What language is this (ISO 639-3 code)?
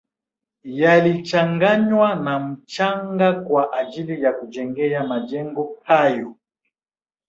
swa